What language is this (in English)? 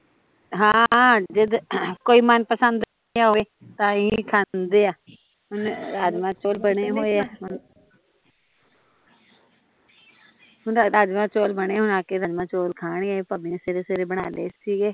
Punjabi